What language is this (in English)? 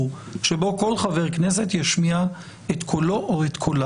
Hebrew